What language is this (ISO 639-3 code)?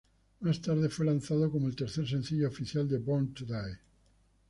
spa